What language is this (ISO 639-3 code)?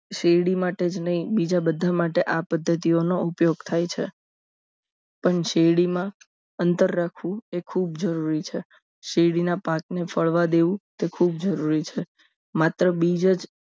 guj